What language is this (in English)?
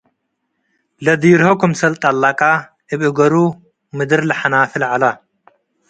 Tigre